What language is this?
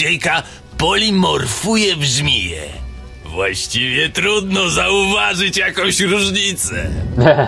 Polish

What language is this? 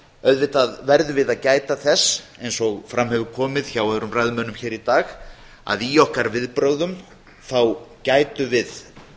Icelandic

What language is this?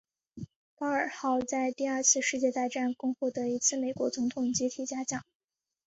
Chinese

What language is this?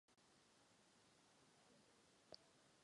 Czech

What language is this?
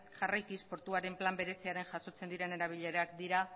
Basque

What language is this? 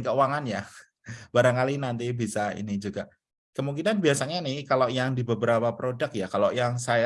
Indonesian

